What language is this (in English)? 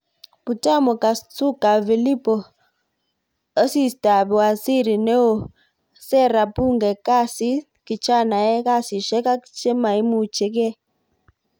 Kalenjin